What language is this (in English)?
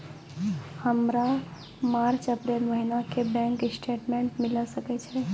Maithili